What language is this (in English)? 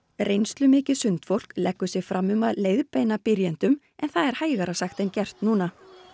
Icelandic